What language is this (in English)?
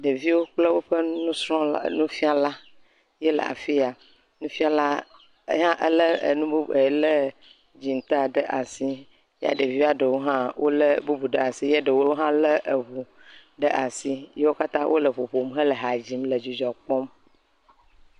Ewe